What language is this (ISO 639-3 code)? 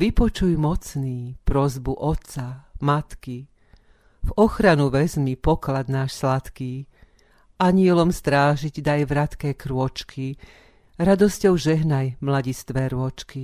slk